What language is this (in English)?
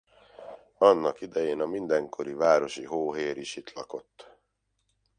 Hungarian